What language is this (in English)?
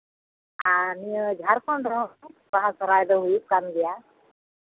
Santali